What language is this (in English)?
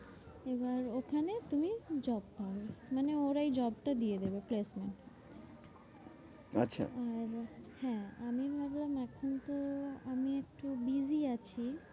Bangla